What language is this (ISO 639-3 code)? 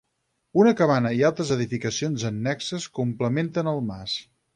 cat